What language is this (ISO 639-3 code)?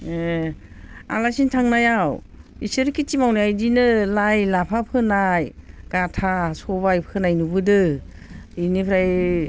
brx